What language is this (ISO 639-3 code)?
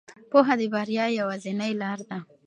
pus